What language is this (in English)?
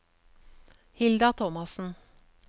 Norwegian